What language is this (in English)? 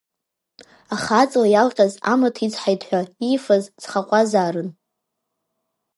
Abkhazian